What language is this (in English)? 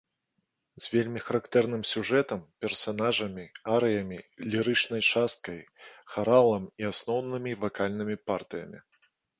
Belarusian